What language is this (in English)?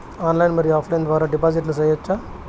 Telugu